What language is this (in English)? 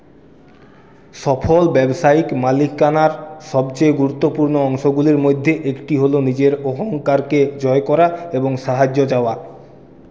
Bangla